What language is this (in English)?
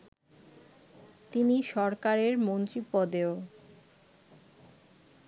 Bangla